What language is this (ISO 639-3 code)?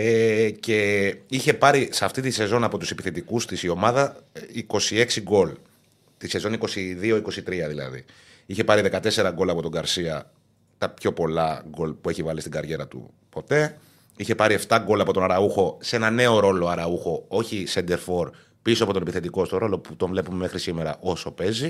ell